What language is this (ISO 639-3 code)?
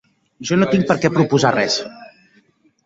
cat